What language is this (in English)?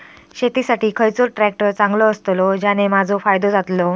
Marathi